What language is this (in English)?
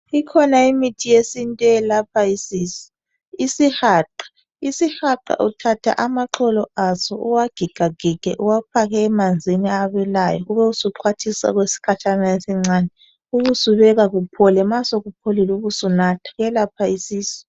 North Ndebele